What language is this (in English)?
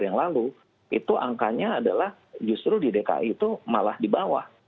Indonesian